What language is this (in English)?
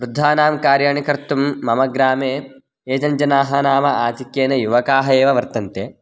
Sanskrit